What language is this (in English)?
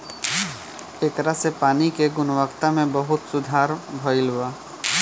Bhojpuri